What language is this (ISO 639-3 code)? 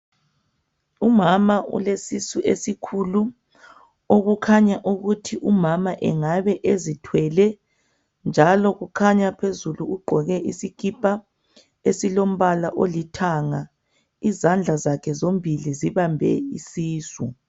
nde